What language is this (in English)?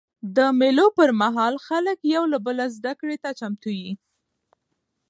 Pashto